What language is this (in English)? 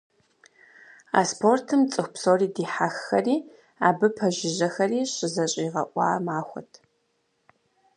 Kabardian